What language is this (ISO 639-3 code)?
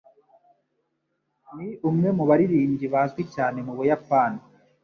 kin